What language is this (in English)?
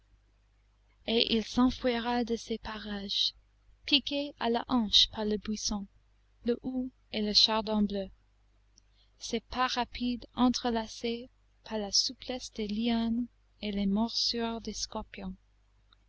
French